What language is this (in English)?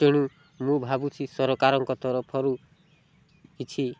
Odia